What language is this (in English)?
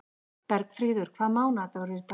Icelandic